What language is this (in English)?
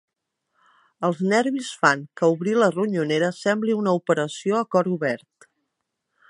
Catalan